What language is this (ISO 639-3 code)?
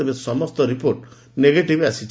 ori